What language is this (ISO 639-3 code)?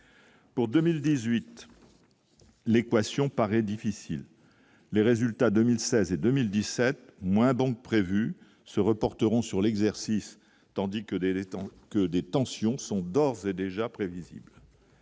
fra